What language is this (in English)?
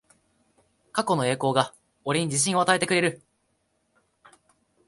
Japanese